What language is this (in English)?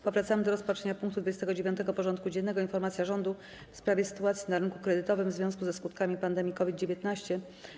Polish